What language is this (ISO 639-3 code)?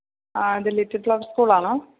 mal